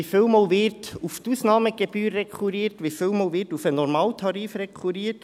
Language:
Swiss German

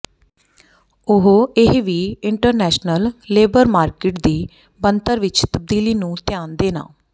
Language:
Punjabi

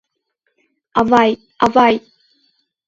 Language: Mari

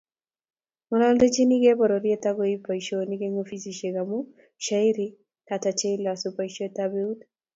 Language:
Kalenjin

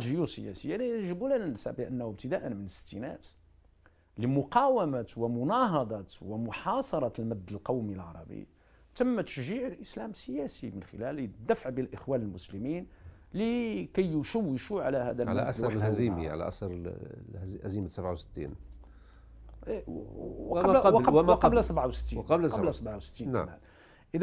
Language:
Arabic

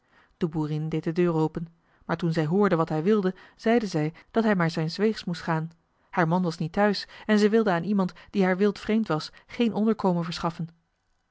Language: Dutch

